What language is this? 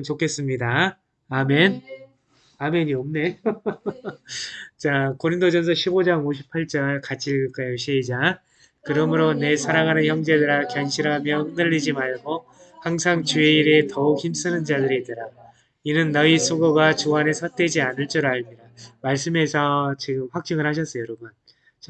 Korean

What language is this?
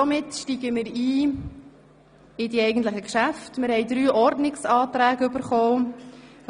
Swiss German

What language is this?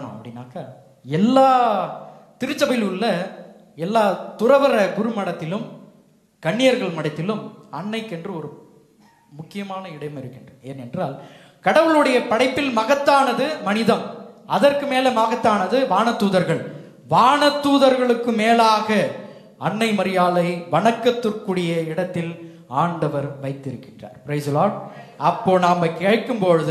Tamil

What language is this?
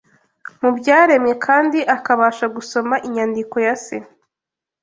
Kinyarwanda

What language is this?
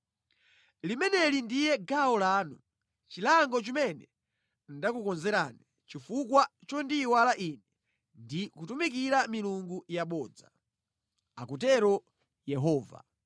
Nyanja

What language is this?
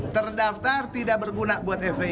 Indonesian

